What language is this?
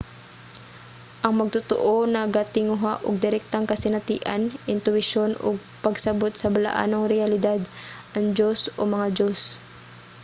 Cebuano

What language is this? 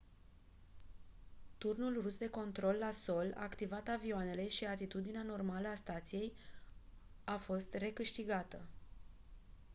Romanian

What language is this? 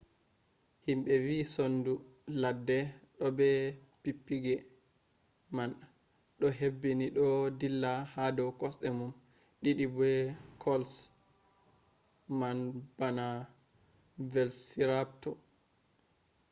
Fula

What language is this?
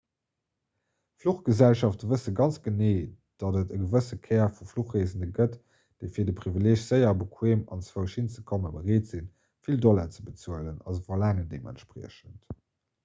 Luxembourgish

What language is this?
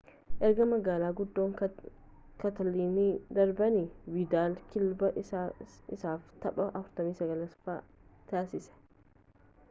Oromo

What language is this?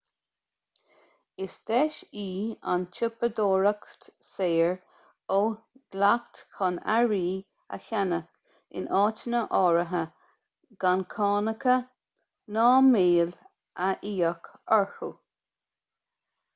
Irish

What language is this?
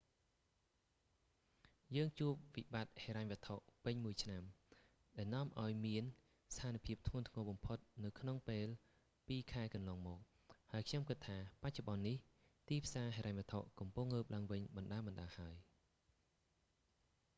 Khmer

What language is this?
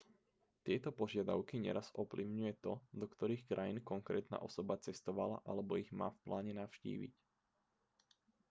Slovak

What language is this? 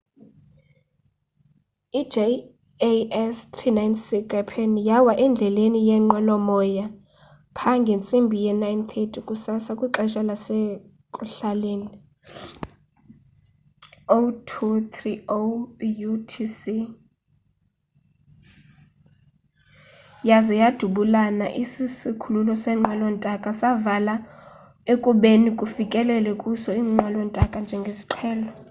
Xhosa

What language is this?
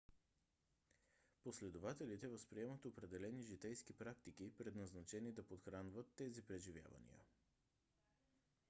Bulgarian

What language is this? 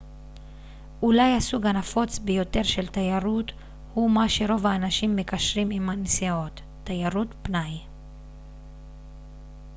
Hebrew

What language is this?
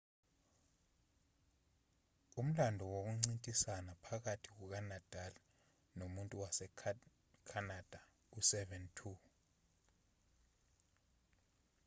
Zulu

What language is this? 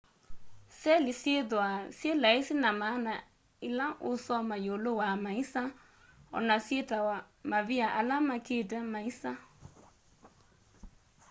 Kamba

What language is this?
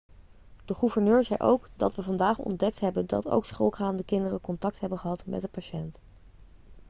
Dutch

